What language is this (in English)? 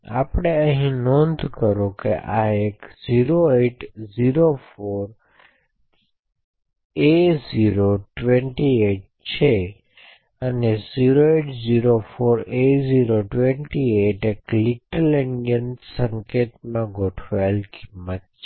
Gujarati